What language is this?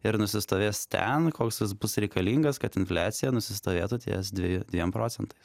Lithuanian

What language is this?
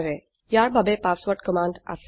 Assamese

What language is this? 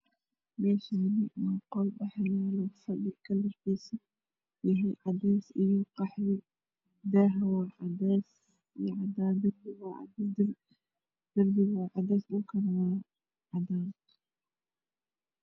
Somali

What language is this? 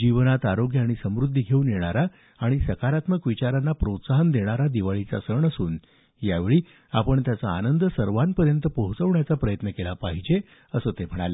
Marathi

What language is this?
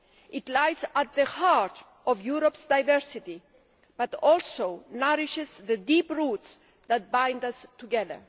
English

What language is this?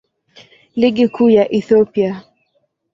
Swahili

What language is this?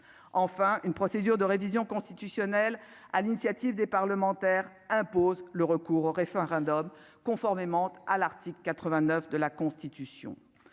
French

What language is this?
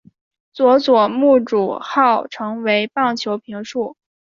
Chinese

